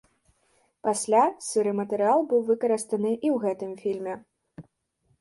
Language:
Belarusian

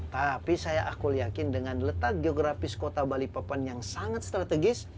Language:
Indonesian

